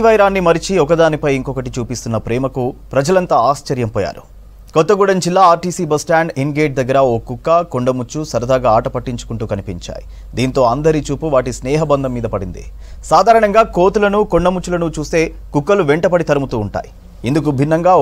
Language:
Telugu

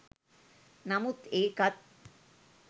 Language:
Sinhala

